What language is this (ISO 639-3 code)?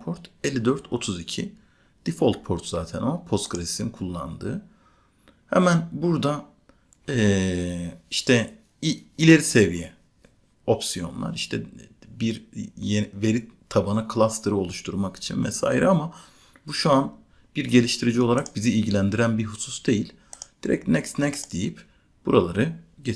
tur